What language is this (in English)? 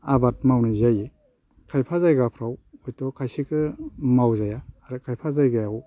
Bodo